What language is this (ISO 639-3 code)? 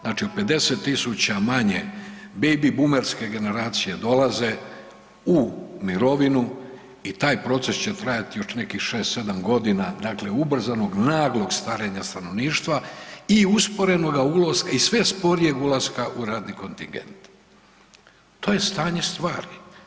hrv